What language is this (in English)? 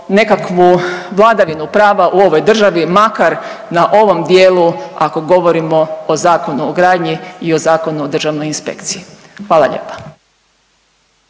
Croatian